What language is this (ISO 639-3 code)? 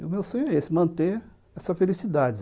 por